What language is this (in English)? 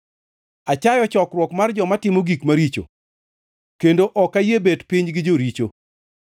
Luo (Kenya and Tanzania)